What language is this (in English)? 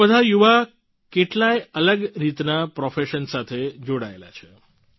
Gujarati